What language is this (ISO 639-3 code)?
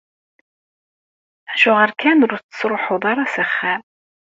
kab